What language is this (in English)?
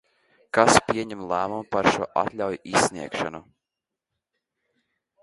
Latvian